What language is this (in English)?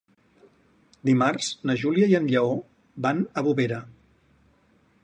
Catalan